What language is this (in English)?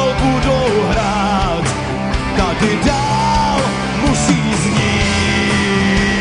Czech